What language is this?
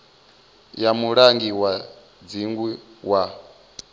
Venda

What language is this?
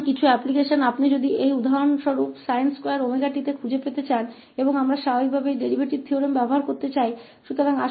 Hindi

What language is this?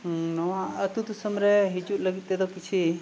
Santali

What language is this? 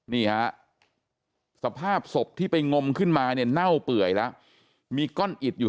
Thai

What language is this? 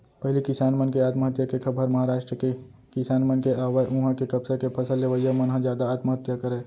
Chhattisgarhi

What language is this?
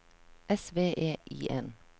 Norwegian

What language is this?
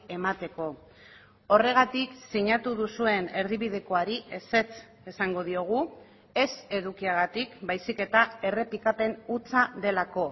Basque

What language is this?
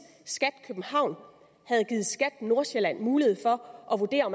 Danish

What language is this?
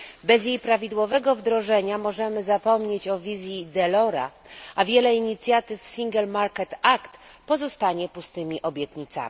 Polish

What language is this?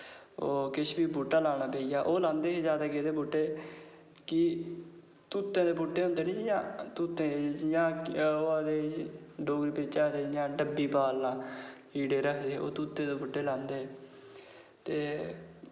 Dogri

